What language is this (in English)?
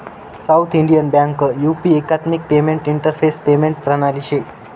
Marathi